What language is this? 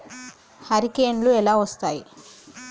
Telugu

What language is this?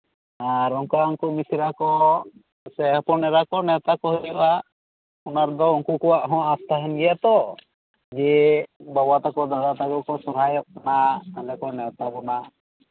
Santali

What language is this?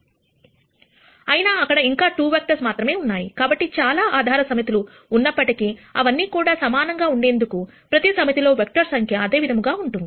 Telugu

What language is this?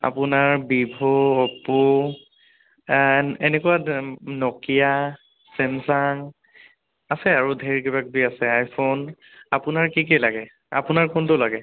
Assamese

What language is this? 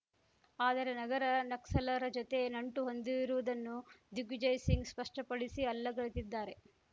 Kannada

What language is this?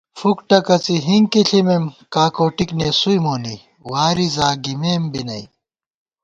Gawar-Bati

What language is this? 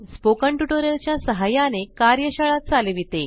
Marathi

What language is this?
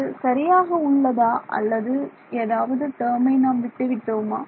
Tamil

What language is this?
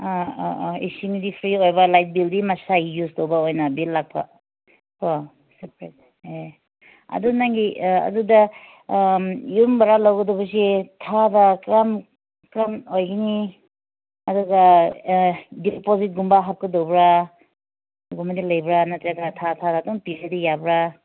Manipuri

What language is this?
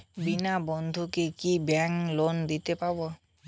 Bangla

